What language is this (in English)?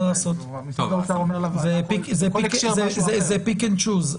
Hebrew